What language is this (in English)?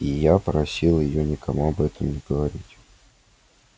Russian